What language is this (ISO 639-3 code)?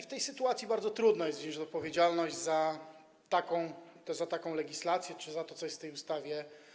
pol